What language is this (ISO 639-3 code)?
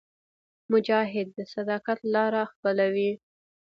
pus